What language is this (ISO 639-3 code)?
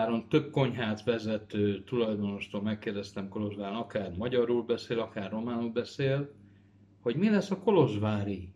hun